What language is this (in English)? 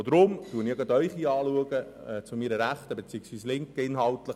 Swiss German